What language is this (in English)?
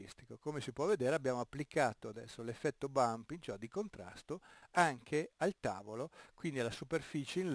Italian